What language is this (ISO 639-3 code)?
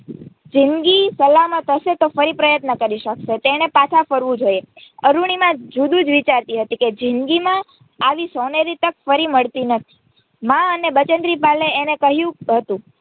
guj